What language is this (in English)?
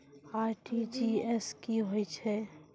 Maithili